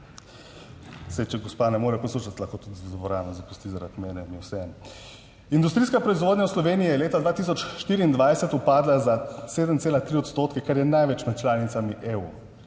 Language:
Slovenian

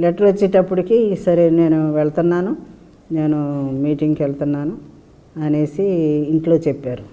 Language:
Telugu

